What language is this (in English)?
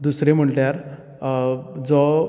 Konkani